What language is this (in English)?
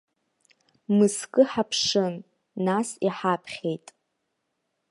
Abkhazian